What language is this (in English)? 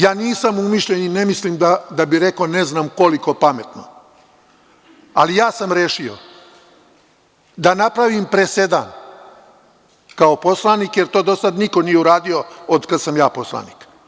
Serbian